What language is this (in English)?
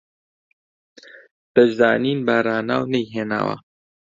Central Kurdish